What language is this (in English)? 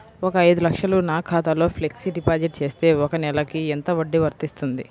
Telugu